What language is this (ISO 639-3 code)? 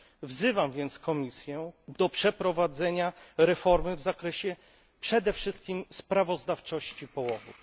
pol